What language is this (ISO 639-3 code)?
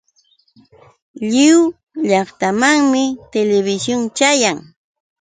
qux